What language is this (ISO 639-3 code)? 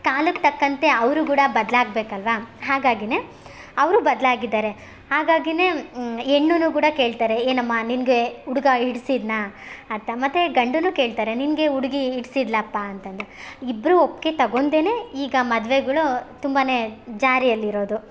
kan